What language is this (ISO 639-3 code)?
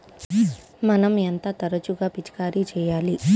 tel